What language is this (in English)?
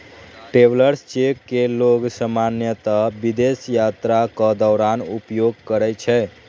Maithili